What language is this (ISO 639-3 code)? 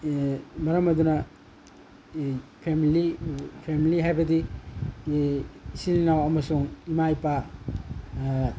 mni